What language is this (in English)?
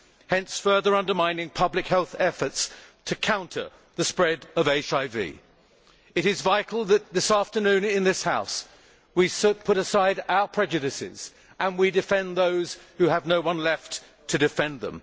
English